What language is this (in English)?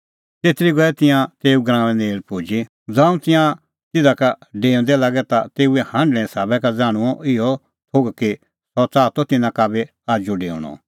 Kullu Pahari